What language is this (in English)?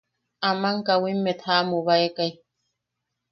Yaqui